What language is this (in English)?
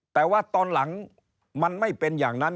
Thai